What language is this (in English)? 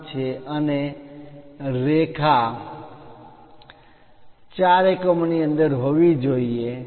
Gujarati